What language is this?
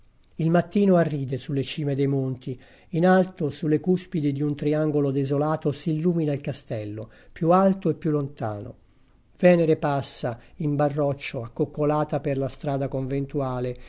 Italian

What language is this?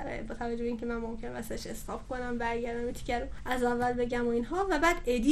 Persian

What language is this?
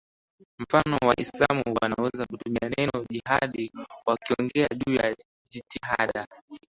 Swahili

